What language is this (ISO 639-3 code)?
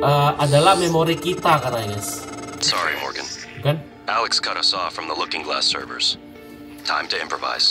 ind